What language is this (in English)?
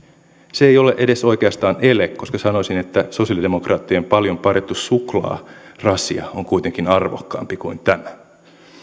Finnish